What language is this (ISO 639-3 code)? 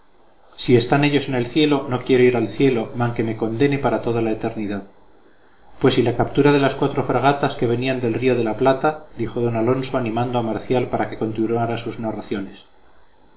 spa